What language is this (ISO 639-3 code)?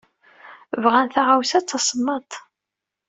kab